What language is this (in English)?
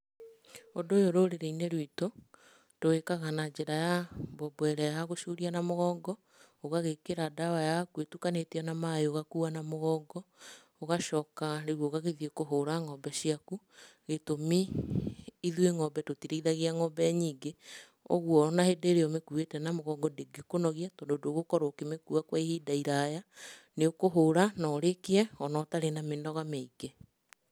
Kikuyu